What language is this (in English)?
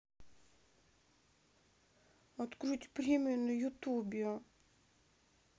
Russian